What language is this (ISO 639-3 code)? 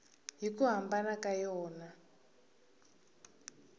tso